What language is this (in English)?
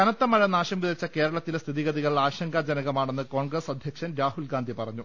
Malayalam